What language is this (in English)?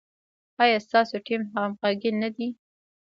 Pashto